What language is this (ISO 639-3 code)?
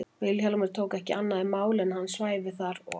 isl